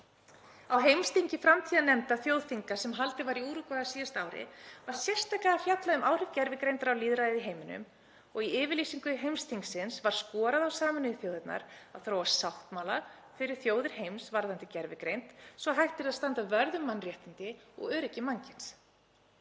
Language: Icelandic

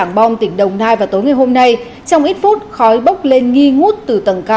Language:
Vietnamese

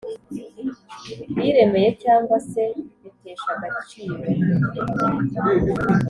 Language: Kinyarwanda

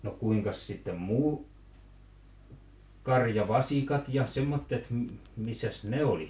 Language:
Finnish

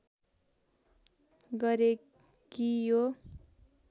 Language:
Nepali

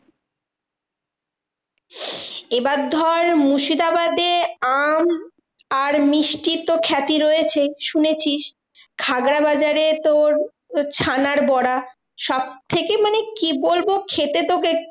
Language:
Bangla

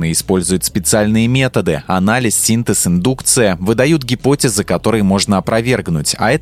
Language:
Russian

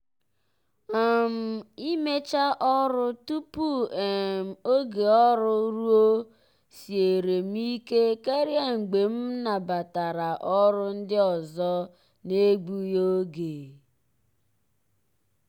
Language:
Igbo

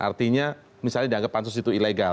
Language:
Indonesian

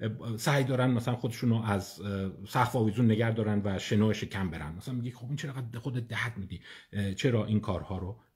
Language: Persian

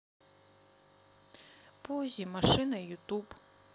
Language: Russian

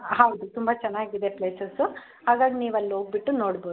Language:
Kannada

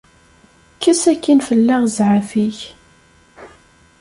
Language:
Kabyle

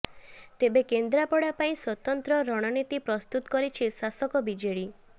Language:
Odia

